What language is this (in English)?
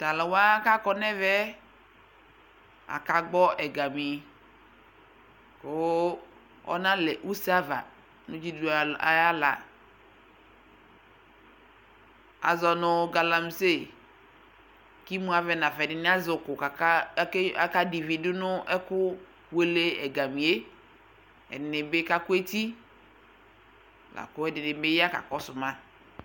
Ikposo